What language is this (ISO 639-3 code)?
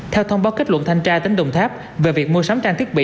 vie